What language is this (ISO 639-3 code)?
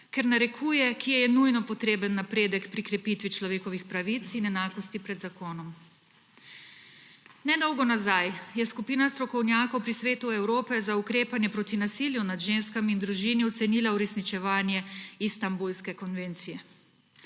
slv